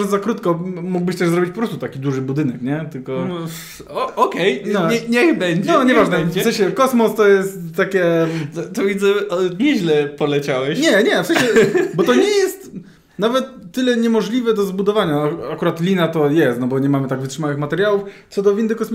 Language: Polish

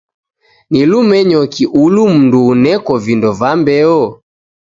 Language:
Taita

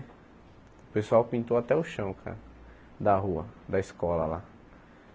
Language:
Portuguese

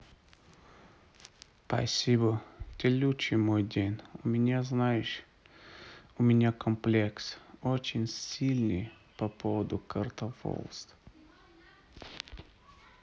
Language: Russian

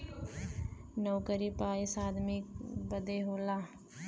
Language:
Bhojpuri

